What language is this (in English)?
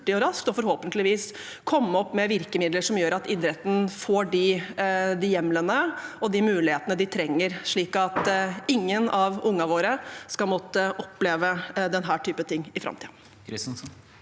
Norwegian